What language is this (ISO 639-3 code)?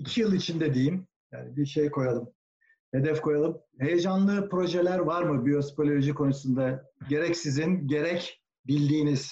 tur